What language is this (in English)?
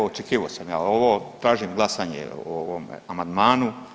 Croatian